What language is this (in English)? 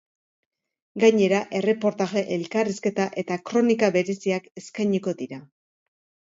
Basque